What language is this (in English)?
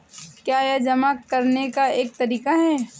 Hindi